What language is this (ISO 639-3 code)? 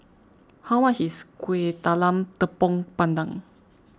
eng